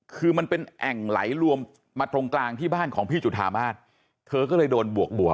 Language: Thai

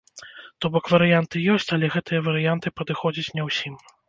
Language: Belarusian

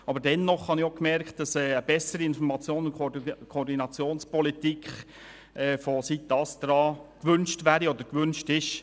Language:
Swiss German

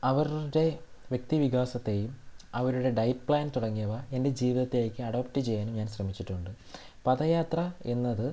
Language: Malayalam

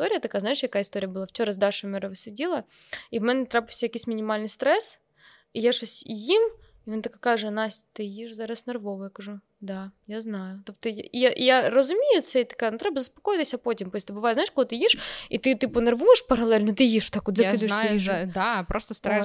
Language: Ukrainian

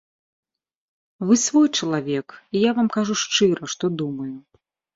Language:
Belarusian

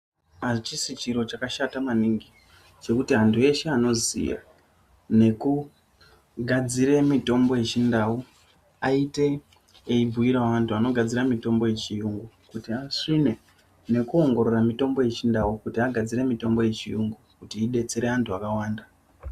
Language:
Ndau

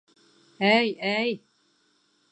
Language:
Bashkir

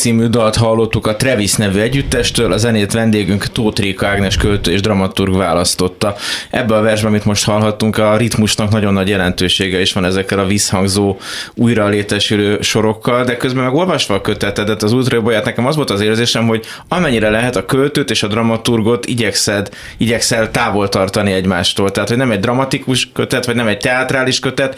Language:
Hungarian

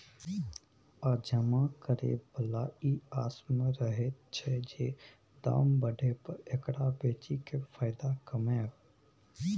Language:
Maithili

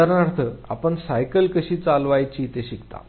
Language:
Marathi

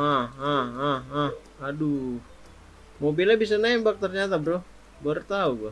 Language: Indonesian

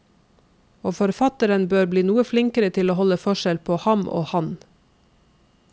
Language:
Norwegian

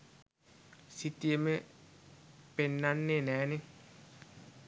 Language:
Sinhala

